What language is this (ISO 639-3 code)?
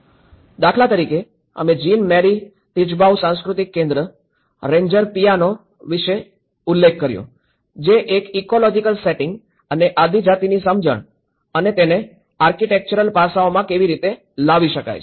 guj